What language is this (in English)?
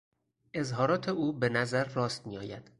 Persian